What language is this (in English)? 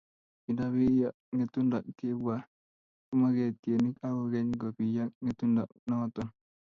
Kalenjin